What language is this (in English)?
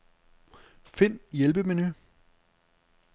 Danish